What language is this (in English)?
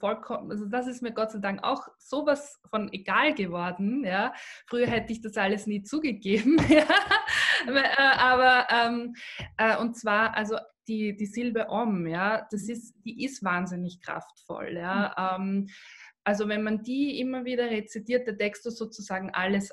German